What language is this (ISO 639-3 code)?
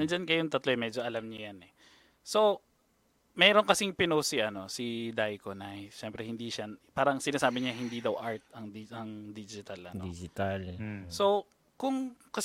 fil